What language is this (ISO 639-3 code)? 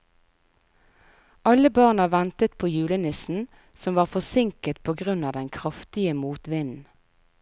nor